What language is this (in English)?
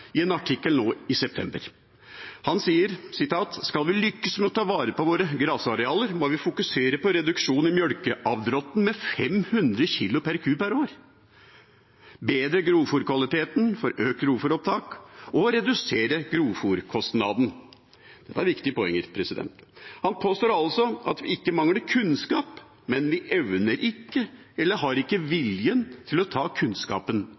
Norwegian Bokmål